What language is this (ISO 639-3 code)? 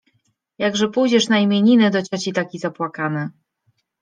pol